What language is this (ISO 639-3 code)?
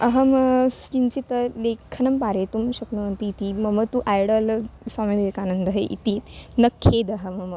san